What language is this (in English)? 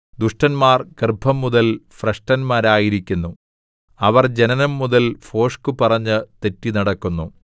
Malayalam